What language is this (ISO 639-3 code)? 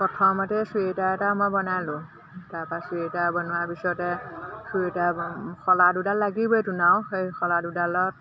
asm